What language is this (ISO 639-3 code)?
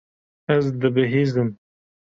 kur